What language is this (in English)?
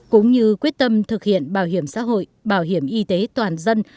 Vietnamese